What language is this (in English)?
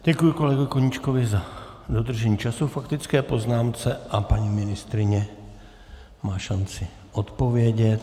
Czech